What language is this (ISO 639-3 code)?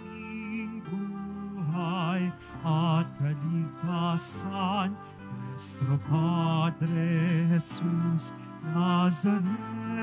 fil